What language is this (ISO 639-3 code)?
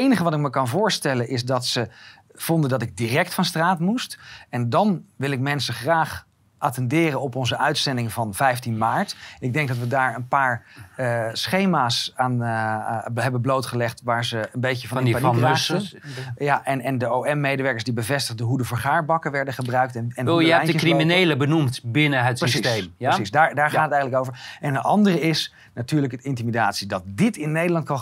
nld